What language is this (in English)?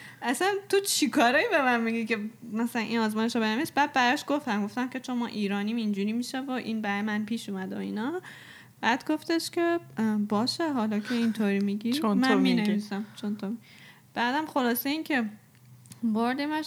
Persian